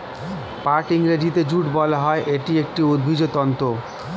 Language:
Bangla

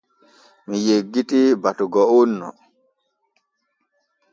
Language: Borgu Fulfulde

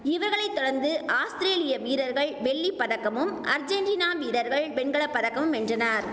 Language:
Tamil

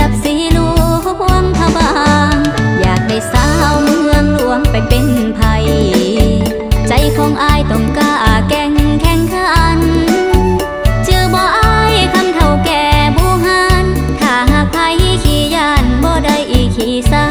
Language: Thai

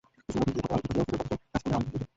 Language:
Bangla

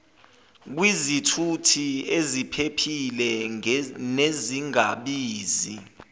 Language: Zulu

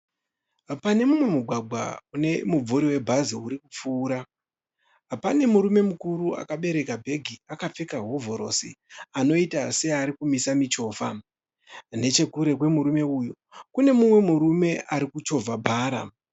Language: Shona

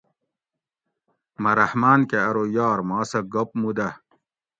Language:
Gawri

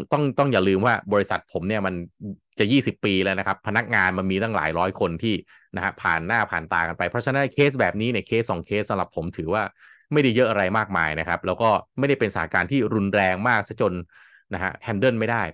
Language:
Thai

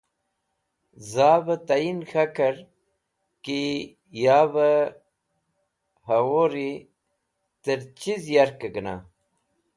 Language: Wakhi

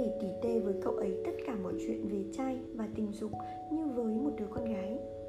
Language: Vietnamese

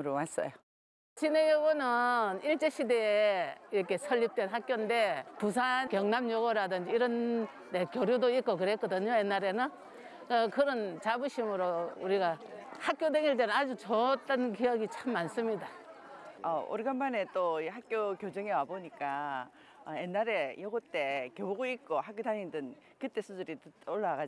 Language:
Korean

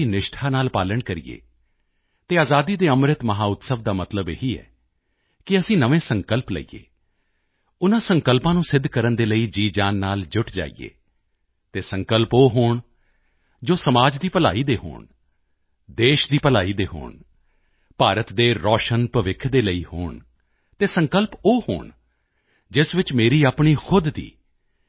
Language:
Punjabi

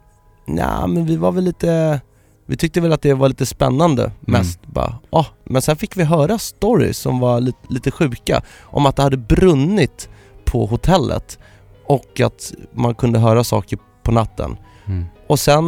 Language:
Swedish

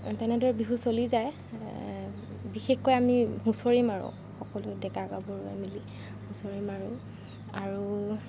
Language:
Assamese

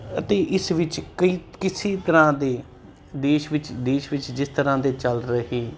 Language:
Punjabi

